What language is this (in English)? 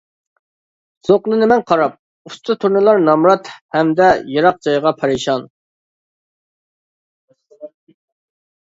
Uyghur